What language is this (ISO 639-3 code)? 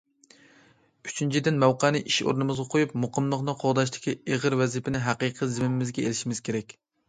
uig